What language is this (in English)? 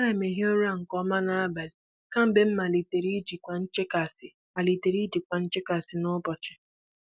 Igbo